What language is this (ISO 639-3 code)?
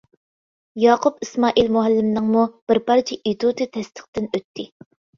uig